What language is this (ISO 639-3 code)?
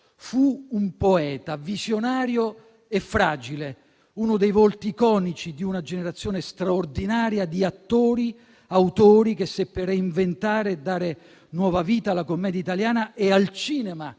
ita